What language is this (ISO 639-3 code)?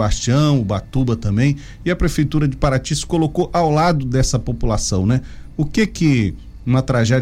por